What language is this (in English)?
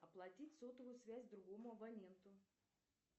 Russian